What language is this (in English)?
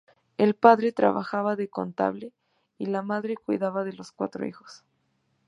Spanish